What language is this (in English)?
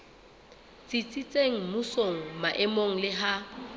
Southern Sotho